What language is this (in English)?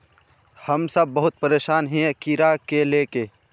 Magahi